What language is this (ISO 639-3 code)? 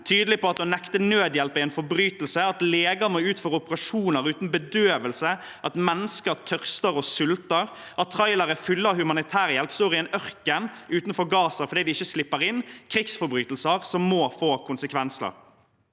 nor